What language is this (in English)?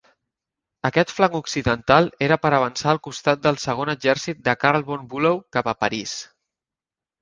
Catalan